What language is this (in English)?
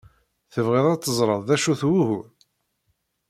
Kabyle